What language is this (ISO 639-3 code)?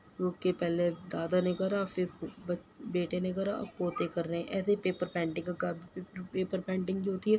urd